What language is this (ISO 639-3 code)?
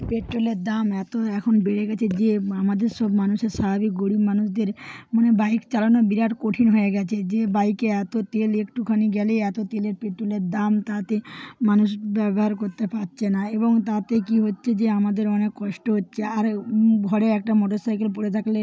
ben